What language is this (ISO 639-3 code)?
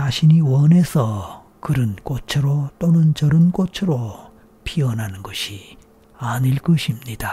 kor